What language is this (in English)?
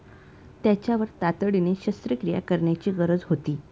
Marathi